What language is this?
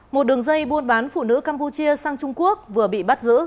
Vietnamese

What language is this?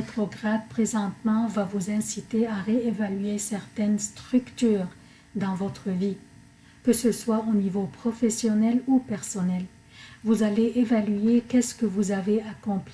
French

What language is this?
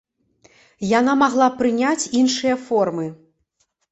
Belarusian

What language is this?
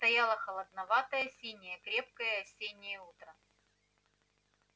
Russian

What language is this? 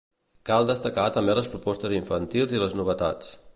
Catalan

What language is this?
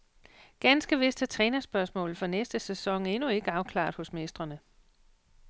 Danish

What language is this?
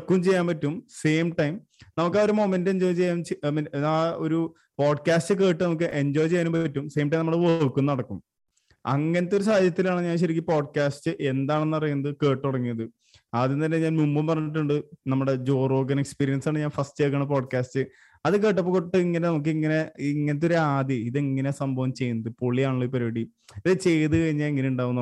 Malayalam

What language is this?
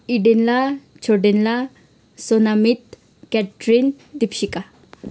Nepali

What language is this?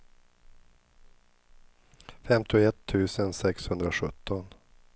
Swedish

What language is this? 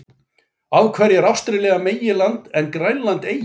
Icelandic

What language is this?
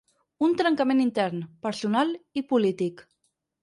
Catalan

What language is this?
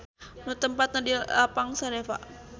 Sundanese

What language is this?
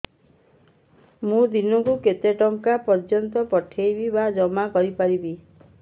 Odia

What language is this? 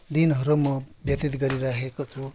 Nepali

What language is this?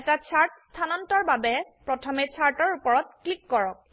Assamese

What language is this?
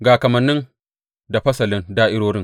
Hausa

